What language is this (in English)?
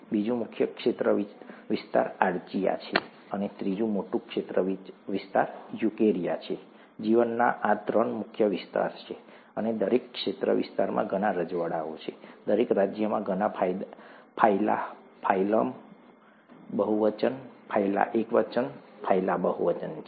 Gujarati